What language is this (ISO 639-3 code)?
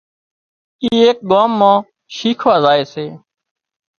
kxp